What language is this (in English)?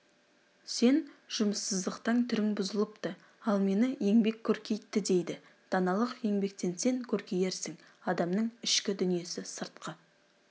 Kazakh